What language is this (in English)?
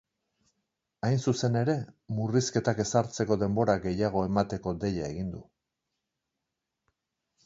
Basque